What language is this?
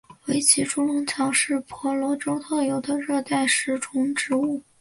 Chinese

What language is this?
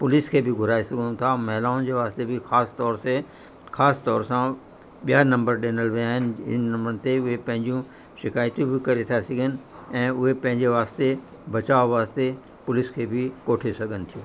Sindhi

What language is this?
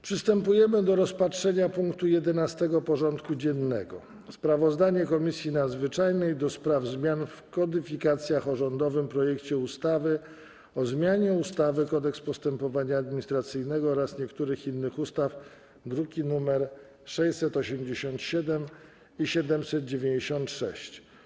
Polish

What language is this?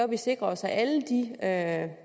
Danish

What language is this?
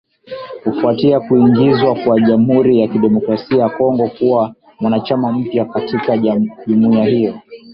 Swahili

